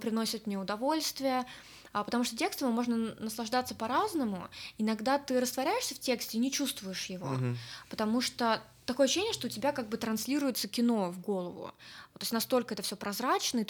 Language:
Russian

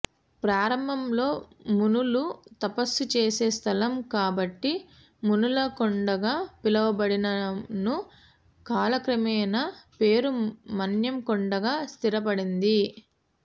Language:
Telugu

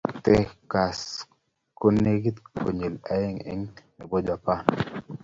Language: Kalenjin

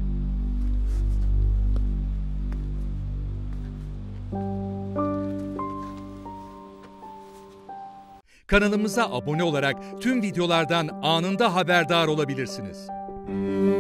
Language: Turkish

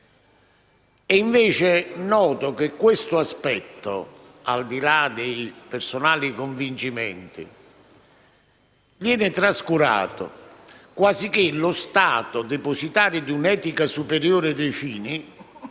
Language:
Italian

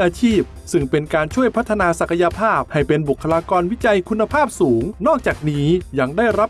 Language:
Thai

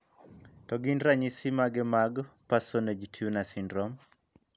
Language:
Luo (Kenya and Tanzania)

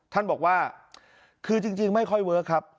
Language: Thai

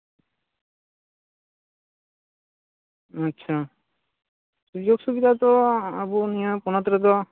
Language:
Santali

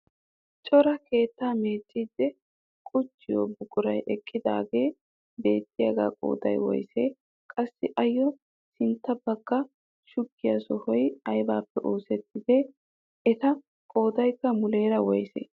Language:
Wolaytta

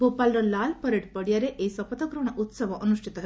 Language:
Odia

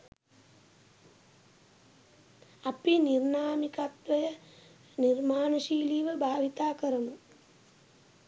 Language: Sinhala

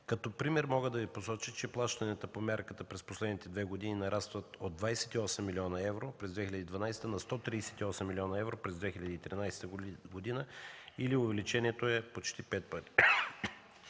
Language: Bulgarian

